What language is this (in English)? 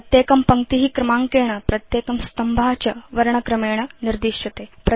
Sanskrit